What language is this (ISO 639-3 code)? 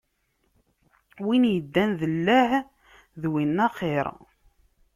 kab